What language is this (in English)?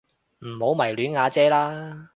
Cantonese